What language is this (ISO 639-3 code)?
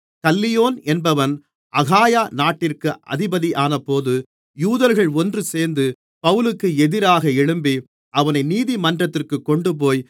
tam